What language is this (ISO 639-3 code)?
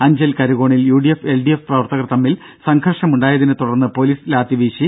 mal